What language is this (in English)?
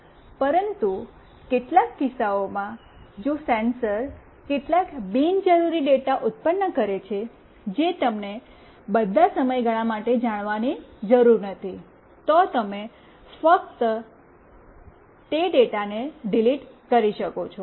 Gujarati